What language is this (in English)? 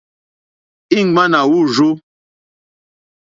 Mokpwe